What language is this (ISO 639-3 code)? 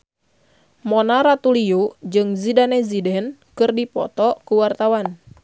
sun